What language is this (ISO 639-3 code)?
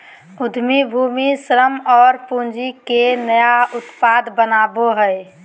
mag